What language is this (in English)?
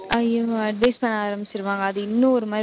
Tamil